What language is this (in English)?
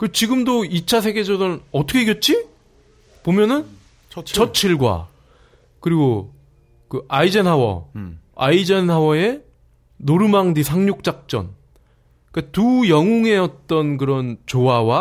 Korean